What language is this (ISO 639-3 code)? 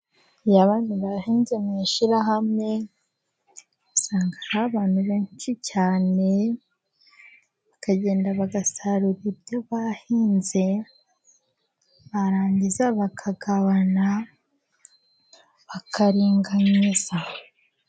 kin